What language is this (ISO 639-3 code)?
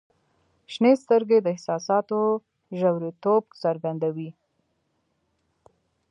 pus